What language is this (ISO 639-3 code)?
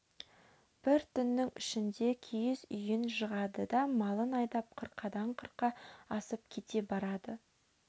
kaz